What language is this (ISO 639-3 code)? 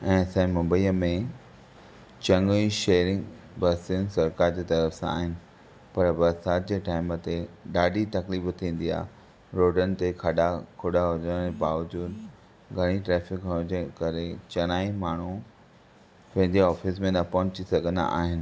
snd